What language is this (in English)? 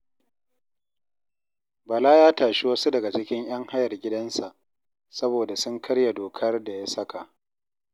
Hausa